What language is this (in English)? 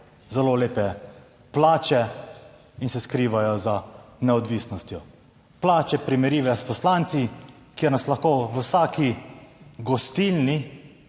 Slovenian